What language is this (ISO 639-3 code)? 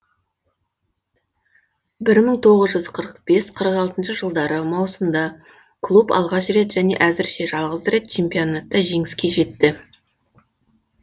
kaz